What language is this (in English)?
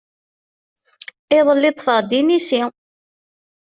Kabyle